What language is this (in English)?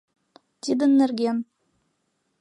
Mari